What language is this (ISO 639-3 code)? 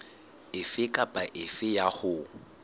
sot